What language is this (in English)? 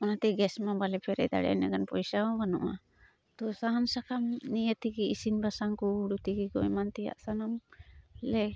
Santali